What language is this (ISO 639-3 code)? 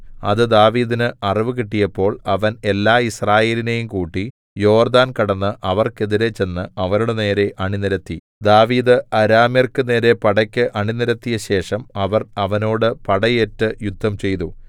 mal